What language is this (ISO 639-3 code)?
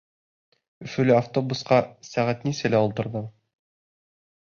bak